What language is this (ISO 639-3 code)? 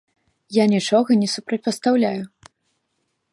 bel